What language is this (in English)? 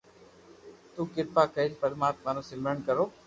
Loarki